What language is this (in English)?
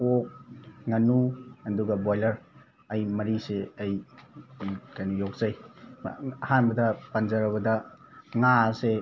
Manipuri